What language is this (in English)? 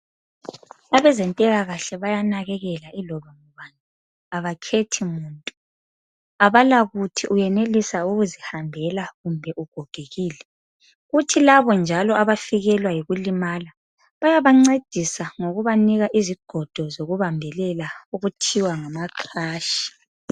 North Ndebele